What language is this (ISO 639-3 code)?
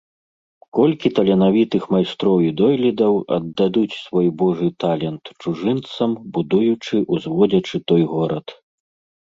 bel